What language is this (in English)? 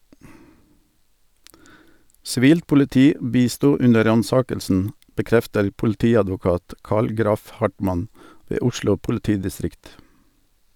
Norwegian